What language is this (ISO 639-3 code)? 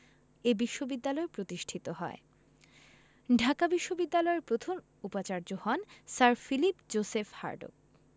ben